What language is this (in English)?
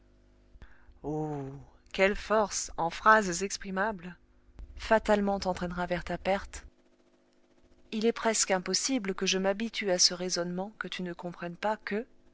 French